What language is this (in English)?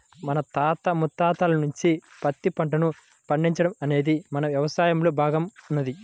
Telugu